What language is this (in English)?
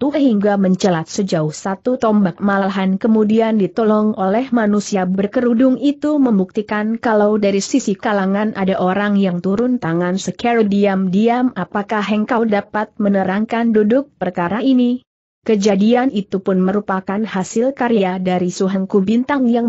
Indonesian